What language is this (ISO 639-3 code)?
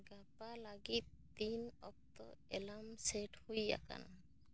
sat